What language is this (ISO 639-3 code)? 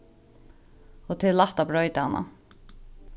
fao